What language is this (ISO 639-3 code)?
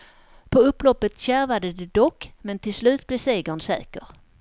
swe